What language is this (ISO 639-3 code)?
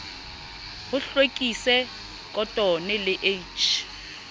sot